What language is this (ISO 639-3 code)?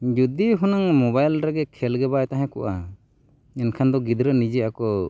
sat